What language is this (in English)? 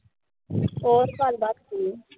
Punjabi